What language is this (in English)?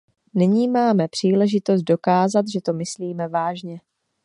Czech